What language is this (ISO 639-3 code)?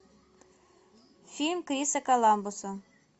rus